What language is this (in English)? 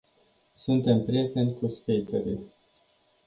Romanian